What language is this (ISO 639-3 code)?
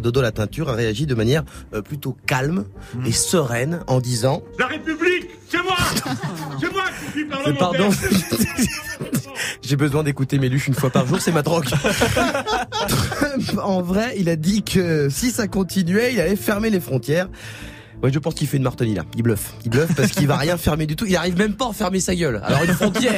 fra